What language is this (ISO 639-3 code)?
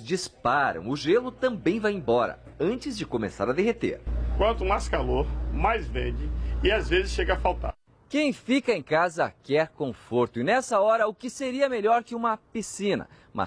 por